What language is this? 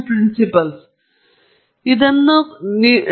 Kannada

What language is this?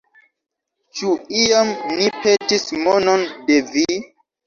Esperanto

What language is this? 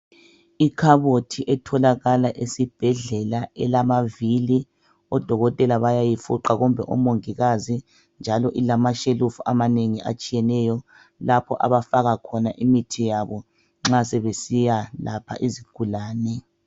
North Ndebele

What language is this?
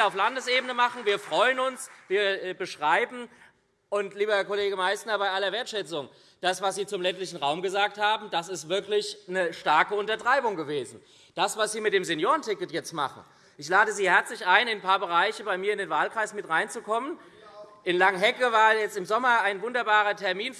German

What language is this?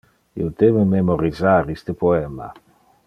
Interlingua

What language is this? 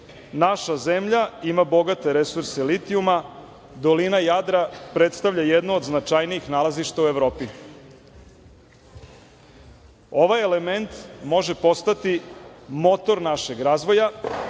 Serbian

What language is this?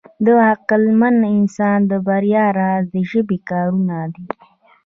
Pashto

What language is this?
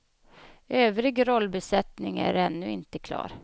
Swedish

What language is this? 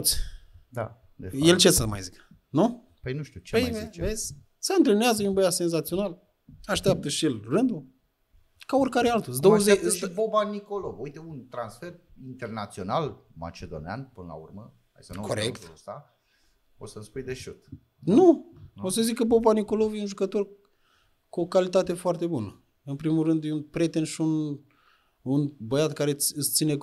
Romanian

